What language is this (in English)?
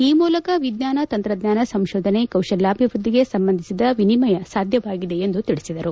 Kannada